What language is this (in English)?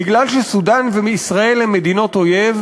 Hebrew